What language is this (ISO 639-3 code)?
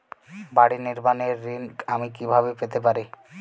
ben